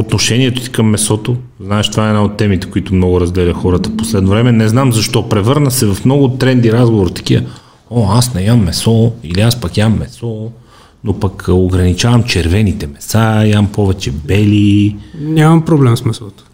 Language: Bulgarian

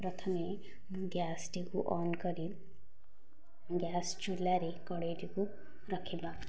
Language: Odia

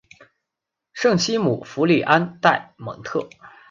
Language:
Chinese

